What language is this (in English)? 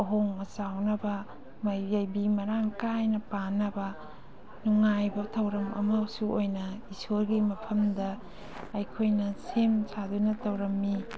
Manipuri